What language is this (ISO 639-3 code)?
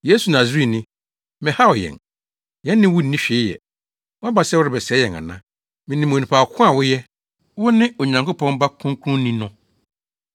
aka